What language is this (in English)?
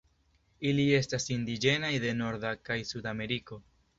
Esperanto